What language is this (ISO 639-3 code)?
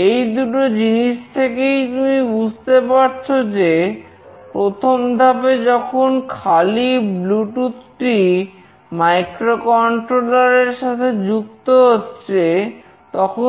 ben